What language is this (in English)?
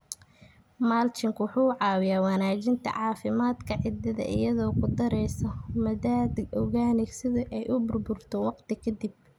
Somali